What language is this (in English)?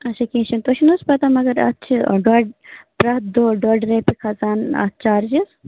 Kashmiri